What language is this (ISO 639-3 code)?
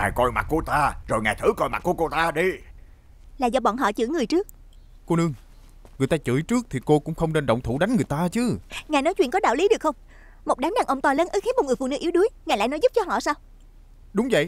vie